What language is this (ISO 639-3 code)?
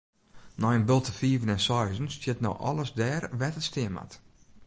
fry